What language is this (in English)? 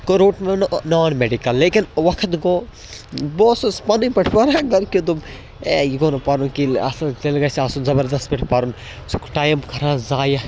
Kashmiri